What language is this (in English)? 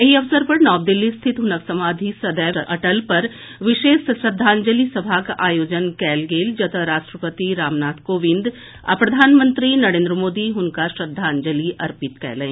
Maithili